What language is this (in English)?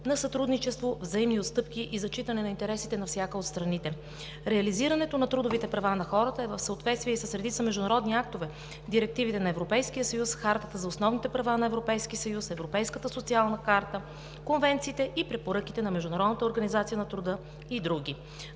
Bulgarian